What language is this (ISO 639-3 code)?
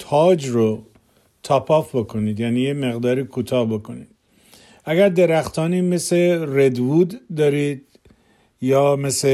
fas